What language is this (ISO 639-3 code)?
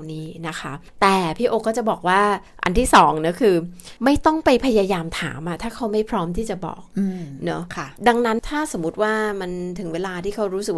tha